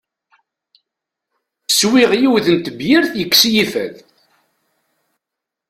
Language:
Kabyle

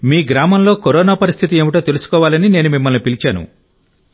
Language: Telugu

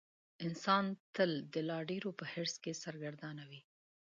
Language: Pashto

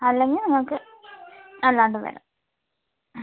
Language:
Malayalam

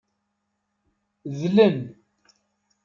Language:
Kabyle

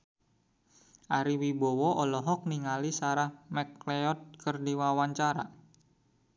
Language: Sundanese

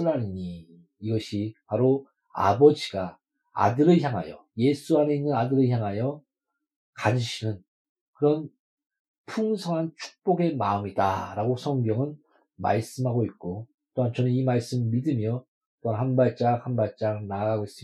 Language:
Korean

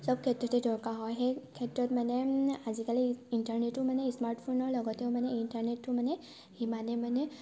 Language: Assamese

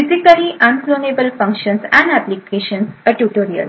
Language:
Marathi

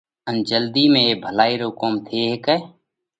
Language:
Parkari Koli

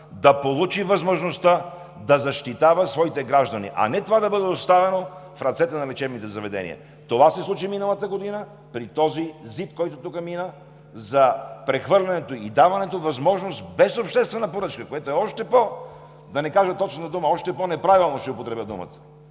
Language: Bulgarian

